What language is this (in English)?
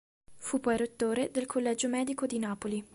Italian